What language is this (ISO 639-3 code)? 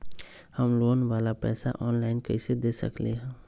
mag